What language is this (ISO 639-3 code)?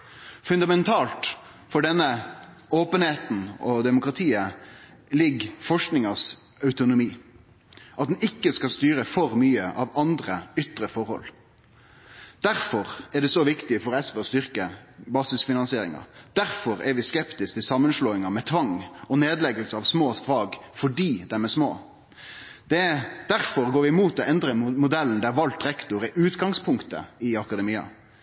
nno